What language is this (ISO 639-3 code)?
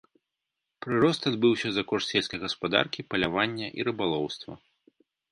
bel